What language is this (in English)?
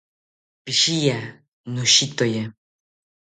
South Ucayali Ashéninka